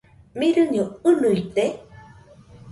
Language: Nüpode Huitoto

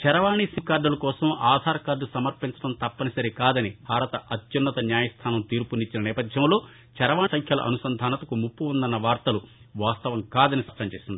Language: Telugu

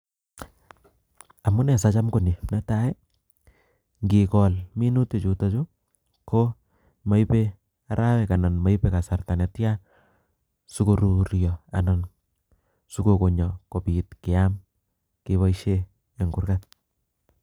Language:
Kalenjin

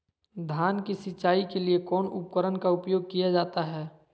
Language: Magahi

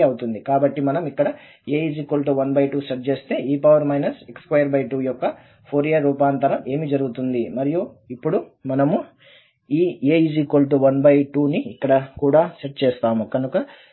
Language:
Telugu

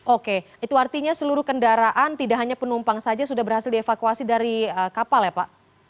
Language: Indonesian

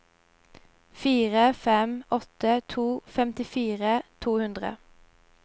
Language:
Norwegian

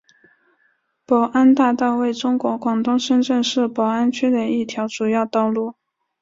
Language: Chinese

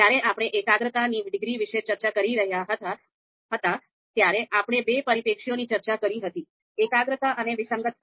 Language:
Gujarati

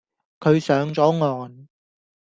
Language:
Cantonese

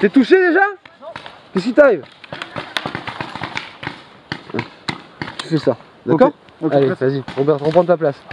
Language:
French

